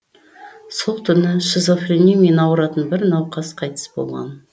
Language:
Kazakh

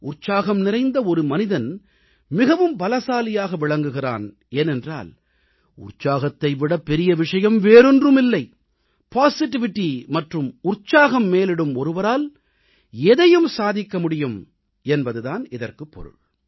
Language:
Tamil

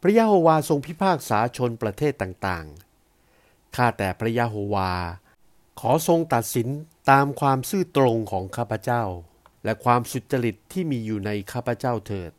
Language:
Thai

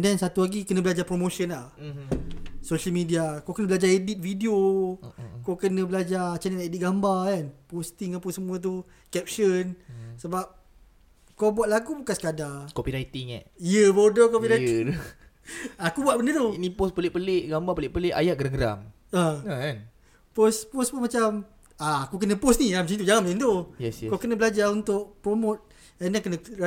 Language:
Malay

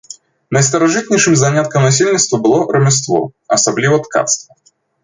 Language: Belarusian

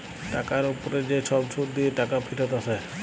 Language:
Bangla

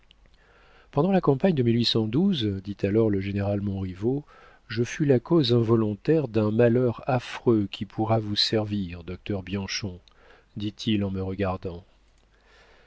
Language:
French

